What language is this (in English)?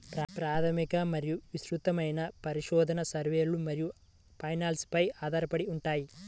Telugu